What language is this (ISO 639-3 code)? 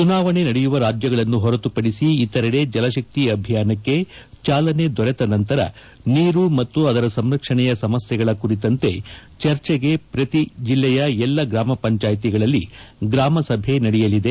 kan